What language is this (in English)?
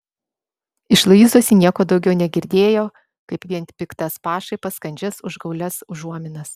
Lithuanian